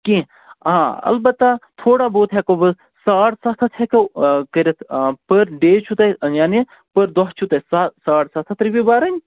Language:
Kashmiri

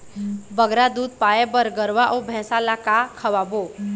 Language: Chhattisgarhi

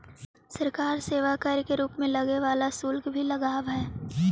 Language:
Magahi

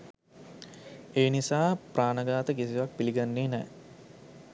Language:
Sinhala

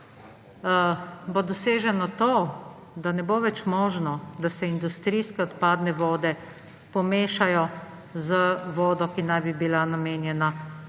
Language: Slovenian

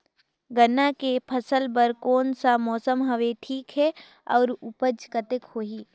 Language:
Chhattisgarhi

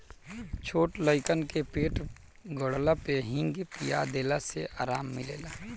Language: Bhojpuri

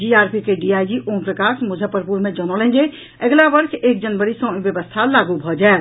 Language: Maithili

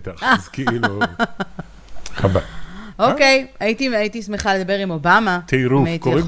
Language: Hebrew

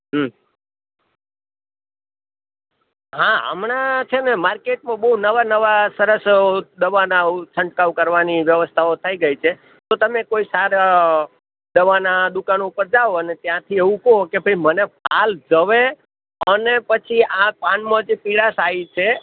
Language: Gujarati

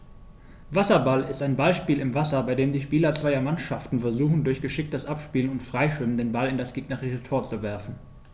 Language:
German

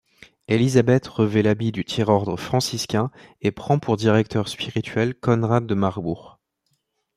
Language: French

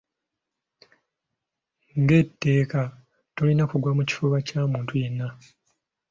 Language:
Ganda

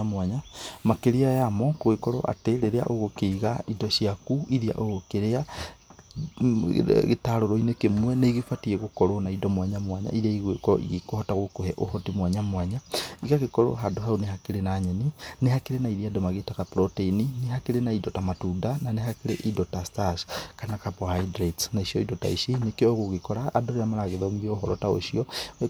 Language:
Kikuyu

